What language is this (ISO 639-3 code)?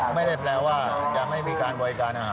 tha